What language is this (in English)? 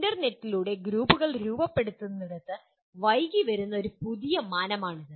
Malayalam